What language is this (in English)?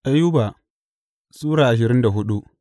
Hausa